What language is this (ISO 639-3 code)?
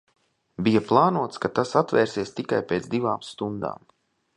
lav